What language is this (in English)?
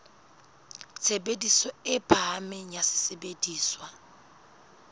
Southern Sotho